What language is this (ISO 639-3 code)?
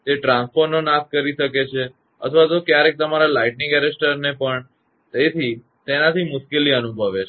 guj